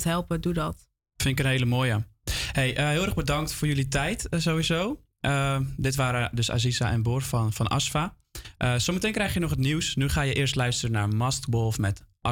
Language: Dutch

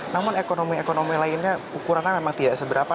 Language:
Indonesian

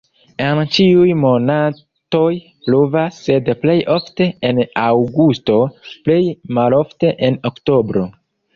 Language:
Esperanto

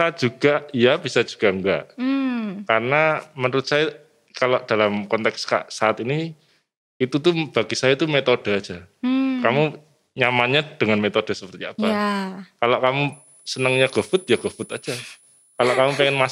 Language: Indonesian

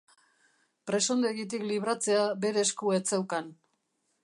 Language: Basque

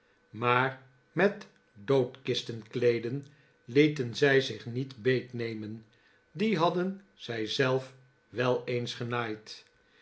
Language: Dutch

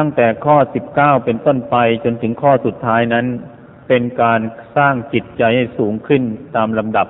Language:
Thai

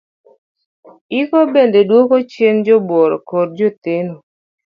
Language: Luo (Kenya and Tanzania)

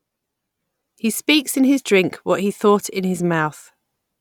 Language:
English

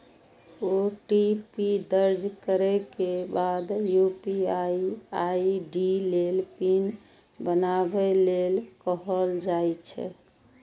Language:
Maithili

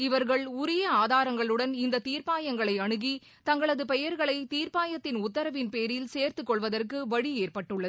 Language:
Tamil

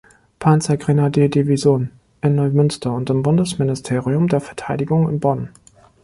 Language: German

